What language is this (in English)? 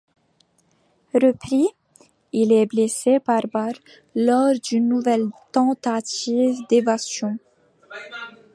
French